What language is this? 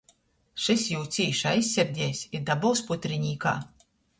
Latgalian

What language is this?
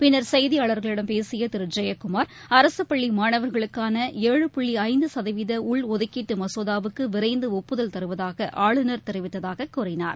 Tamil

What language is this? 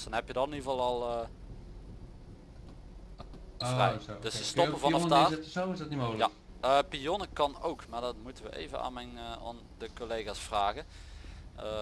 Dutch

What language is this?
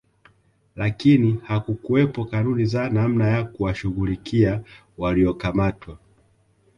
Swahili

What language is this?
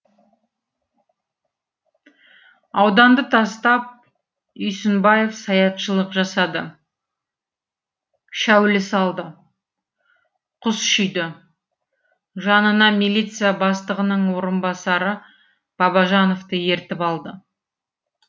Kazakh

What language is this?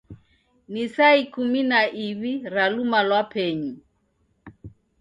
Taita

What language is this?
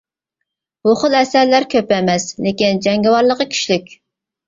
Uyghur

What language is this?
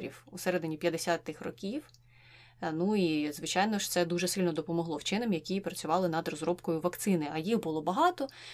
Ukrainian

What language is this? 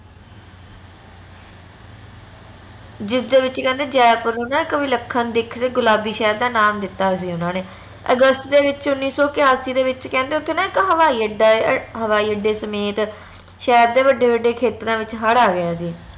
Punjabi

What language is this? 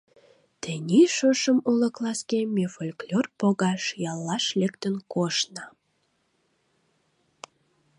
Mari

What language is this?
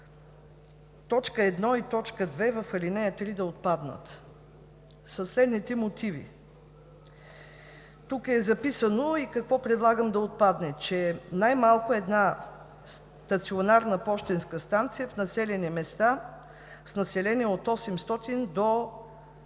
Bulgarian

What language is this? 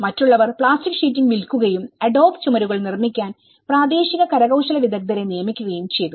Malayalam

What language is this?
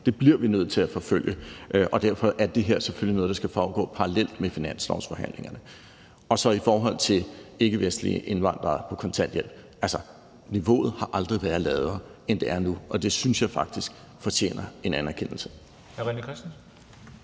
Danish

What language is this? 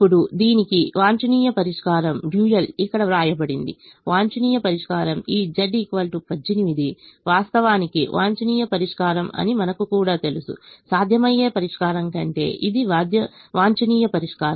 Telugu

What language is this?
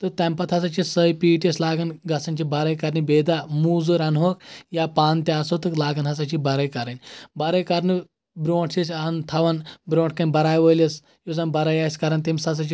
Kashmiri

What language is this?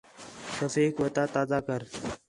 Khetrani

